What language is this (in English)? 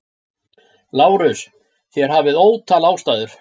Icelandic